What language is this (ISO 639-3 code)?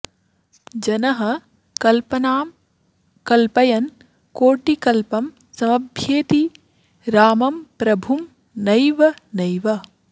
san